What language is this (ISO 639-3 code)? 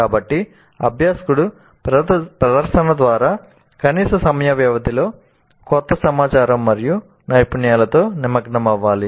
tel